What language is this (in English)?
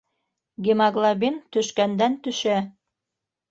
Bashkir